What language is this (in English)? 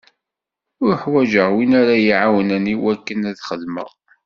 Kabyle